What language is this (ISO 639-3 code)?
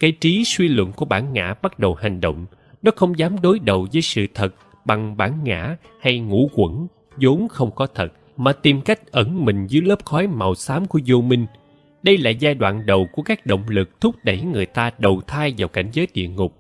vie